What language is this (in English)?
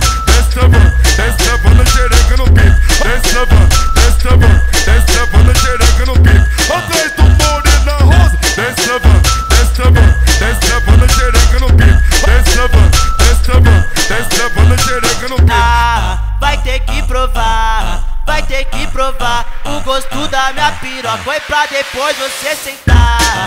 Portuguese